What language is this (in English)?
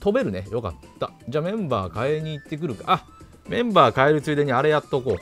Japanese